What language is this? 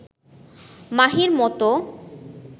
Bangla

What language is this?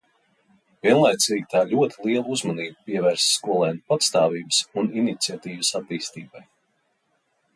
Latvian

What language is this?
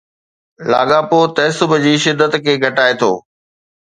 Sindhi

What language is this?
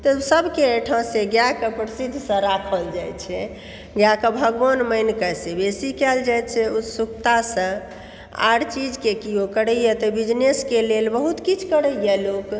Maithili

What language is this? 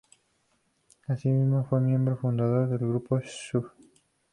Spanish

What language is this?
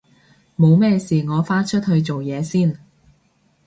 Cantonese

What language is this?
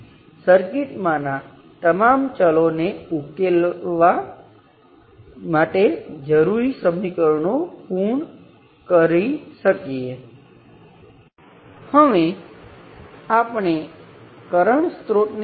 Gujarati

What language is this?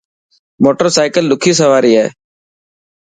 Dhatki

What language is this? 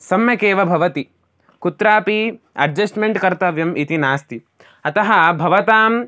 Sanskrit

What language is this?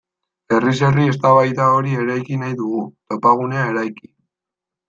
Basque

